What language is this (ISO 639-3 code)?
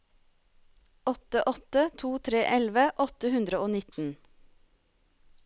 nor